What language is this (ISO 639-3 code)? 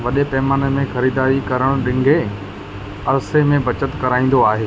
snd